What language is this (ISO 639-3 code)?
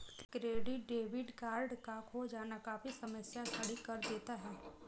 hin